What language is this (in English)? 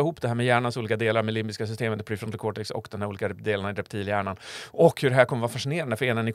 Swedish